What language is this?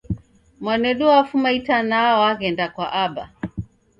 Taita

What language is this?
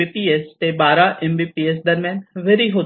Marathi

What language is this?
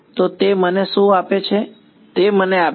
Gujarati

